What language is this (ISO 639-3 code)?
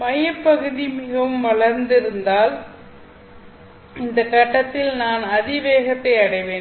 tam